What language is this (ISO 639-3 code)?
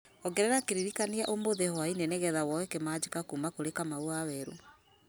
kik